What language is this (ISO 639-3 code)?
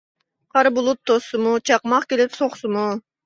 uig